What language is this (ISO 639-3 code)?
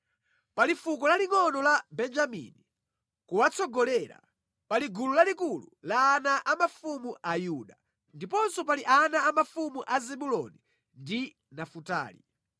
nya